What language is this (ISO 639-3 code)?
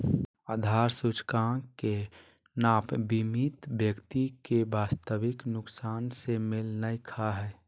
mag